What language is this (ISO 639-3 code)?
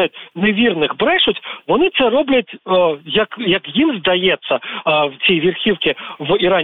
ukr